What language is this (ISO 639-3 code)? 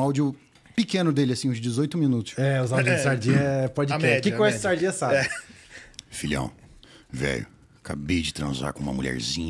por